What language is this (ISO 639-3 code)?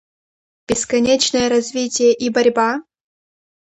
rus